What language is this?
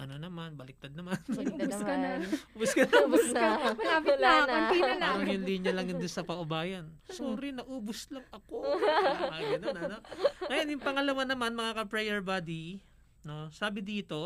Filipino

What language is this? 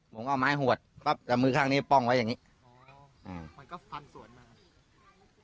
Thai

